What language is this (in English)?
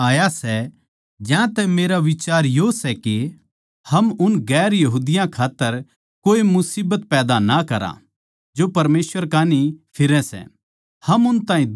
Haryanvi